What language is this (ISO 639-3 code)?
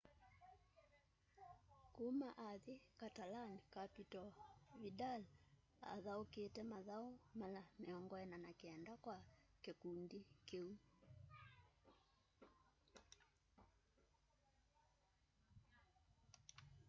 kam